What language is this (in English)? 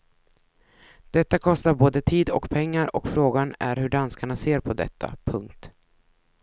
Swedish